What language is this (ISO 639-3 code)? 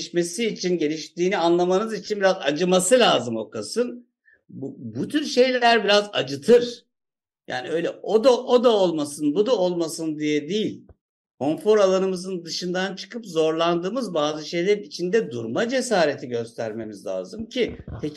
tur